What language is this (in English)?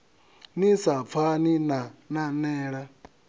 Venda